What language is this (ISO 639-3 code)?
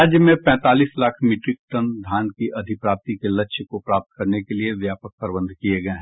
hin